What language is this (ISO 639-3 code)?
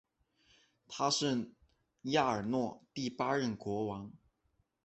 zho